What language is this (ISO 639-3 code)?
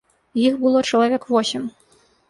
bel